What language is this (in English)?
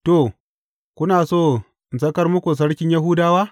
Hausa